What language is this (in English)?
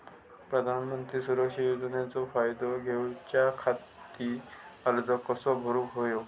Marathi